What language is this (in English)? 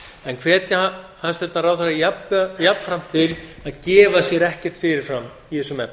Icelandic